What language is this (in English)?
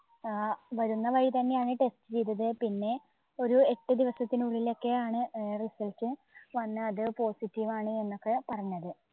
Malayalam